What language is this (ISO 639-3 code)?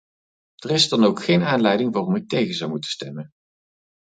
nld